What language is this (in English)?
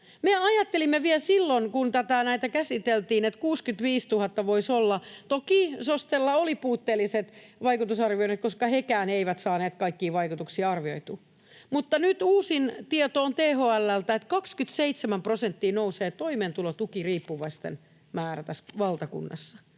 Finnish